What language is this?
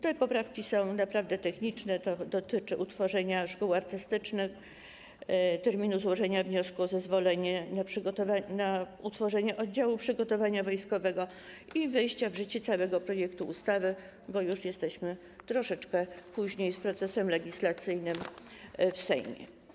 Polish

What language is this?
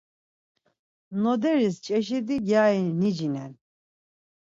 Laz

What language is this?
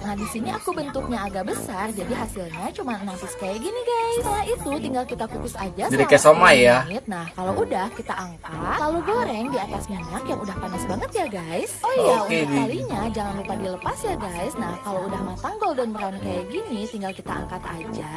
Indonesian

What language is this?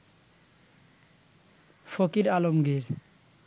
Bangla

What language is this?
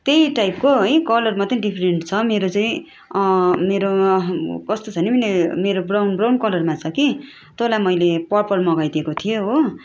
Nepali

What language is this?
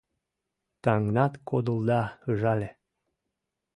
Mari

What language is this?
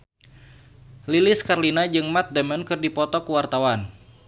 Sundanese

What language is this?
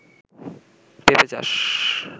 Bangla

